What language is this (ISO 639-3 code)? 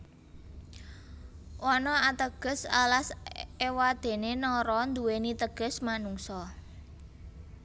jav